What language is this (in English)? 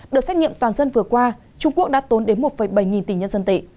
Vietnamese